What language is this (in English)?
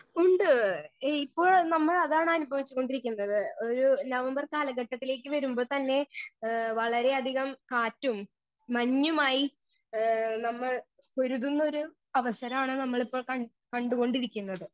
Malayalam